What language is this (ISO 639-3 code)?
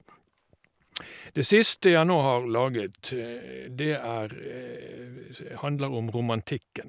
nor